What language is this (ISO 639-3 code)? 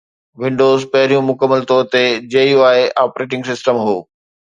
snd